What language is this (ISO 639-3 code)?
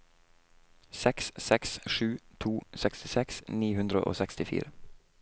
nor